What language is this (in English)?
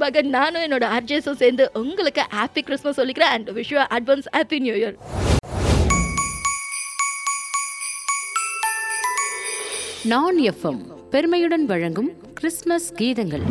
Tamil